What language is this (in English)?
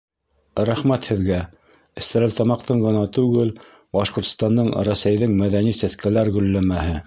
Bashkir